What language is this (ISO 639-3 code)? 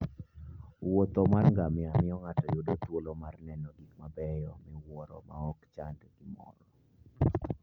luo